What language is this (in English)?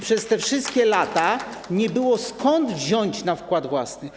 Polish